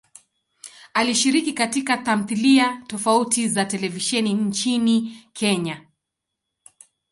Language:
Swahili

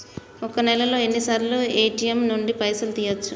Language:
Telugu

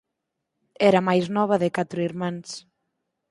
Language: Galician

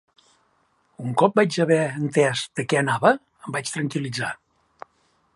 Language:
Catalan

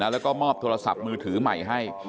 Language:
Thai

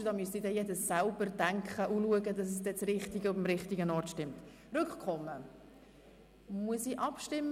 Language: Swiss German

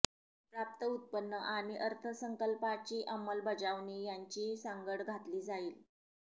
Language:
Marathi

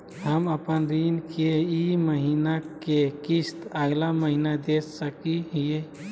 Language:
Magahi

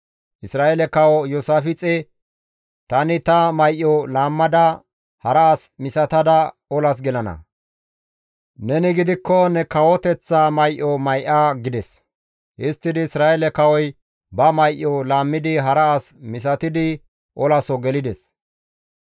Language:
Gamo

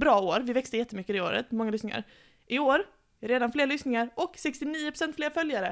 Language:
Swedish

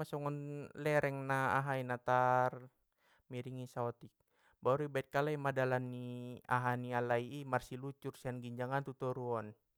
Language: Batak Mandailing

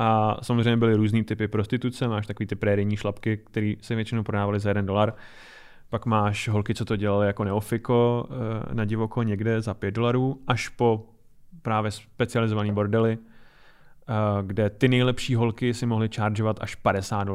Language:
Czech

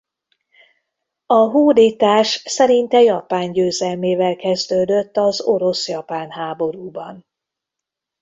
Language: Hungarian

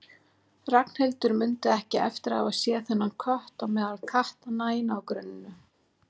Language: Icelandic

